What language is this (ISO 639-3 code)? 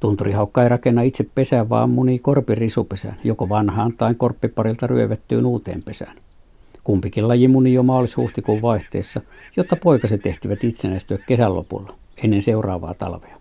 fin